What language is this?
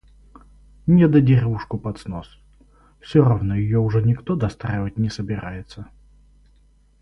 Russian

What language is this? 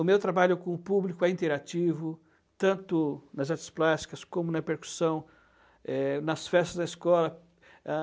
Portuguese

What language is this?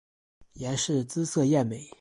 Chinese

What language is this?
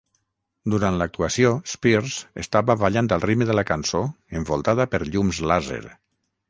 Catalan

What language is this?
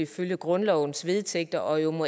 Danish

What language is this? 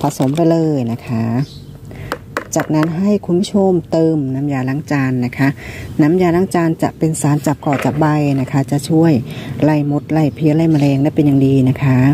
Thai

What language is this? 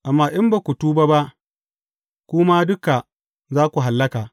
Hausa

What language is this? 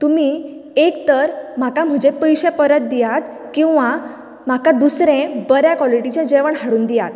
Konkani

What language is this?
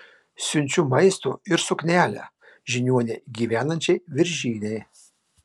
Lithuanian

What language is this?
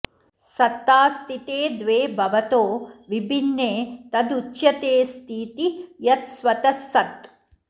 Sanskrit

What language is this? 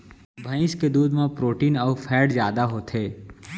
Chhattisgarhi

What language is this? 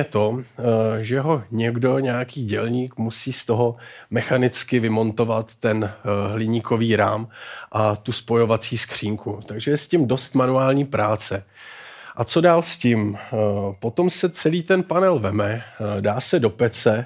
Czech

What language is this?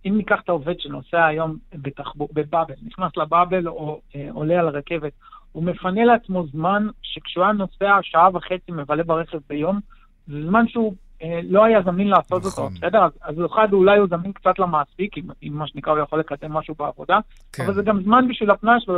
Hebrew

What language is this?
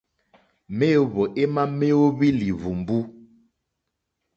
Mokpwe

